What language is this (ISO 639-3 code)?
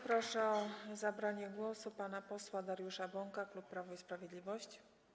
pol